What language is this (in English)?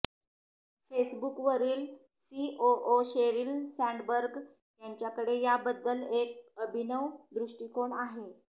Marathi